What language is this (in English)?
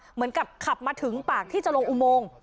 Thai